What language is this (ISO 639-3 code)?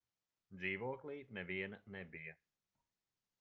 lav